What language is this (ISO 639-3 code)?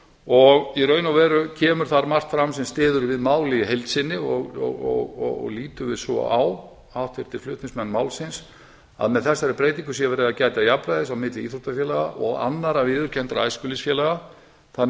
isl